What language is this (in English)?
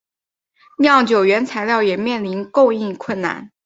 Chinese